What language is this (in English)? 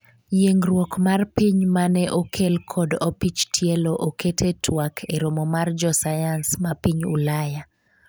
Luo (Kenya and Tanzania)